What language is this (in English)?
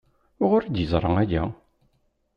Kabyle